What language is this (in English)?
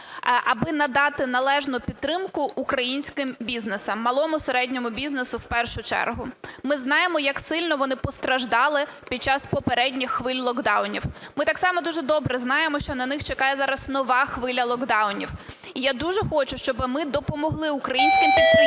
Ukrainian